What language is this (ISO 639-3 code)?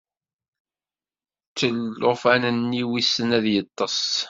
kab